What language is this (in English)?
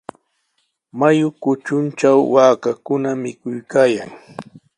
Sihuas Ancash Quechua